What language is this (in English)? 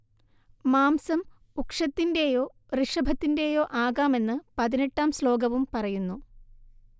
Malayalam